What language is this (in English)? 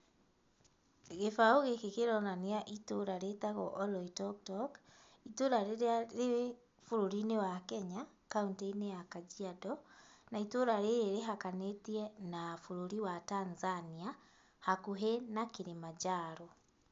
Kikuyu